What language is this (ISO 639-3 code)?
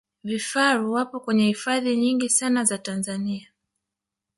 swa